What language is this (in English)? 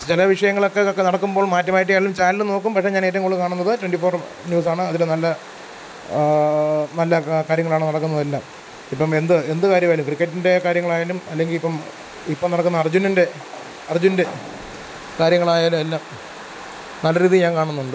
Malayalam